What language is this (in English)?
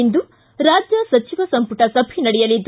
Kannada